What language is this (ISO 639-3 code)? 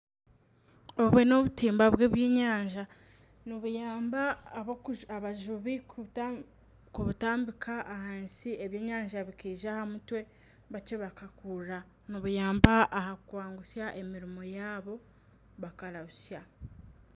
nyn